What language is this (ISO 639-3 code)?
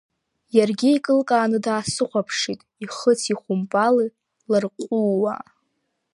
abk